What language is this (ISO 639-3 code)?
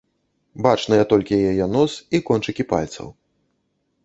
bel